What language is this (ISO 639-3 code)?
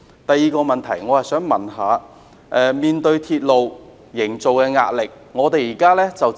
yue